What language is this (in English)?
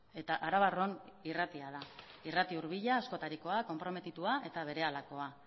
Basque